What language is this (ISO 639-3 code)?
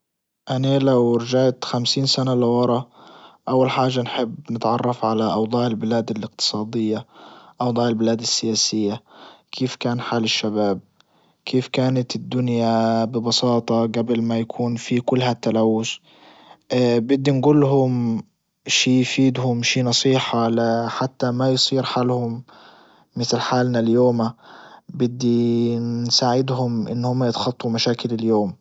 ayl